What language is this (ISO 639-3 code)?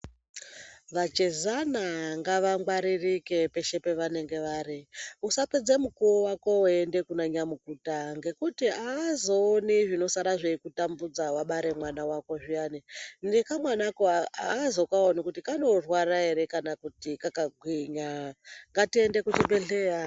ndc